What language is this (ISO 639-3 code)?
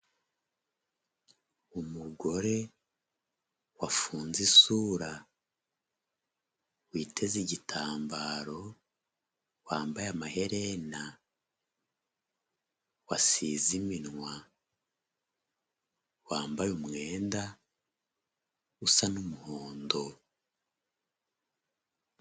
kin